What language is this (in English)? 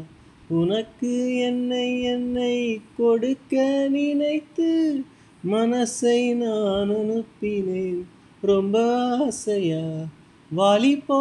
Tamil